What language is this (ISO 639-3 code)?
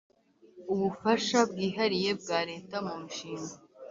kin